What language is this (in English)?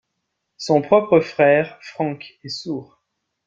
French